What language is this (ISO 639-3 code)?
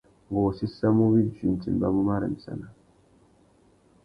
bag